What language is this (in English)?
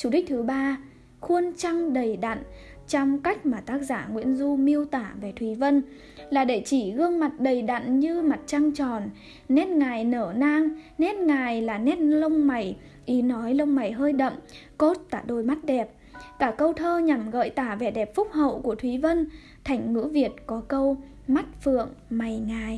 Vietnamese